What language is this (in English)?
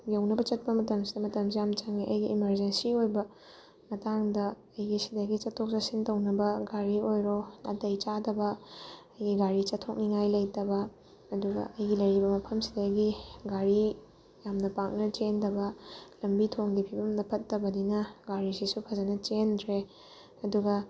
Manipuri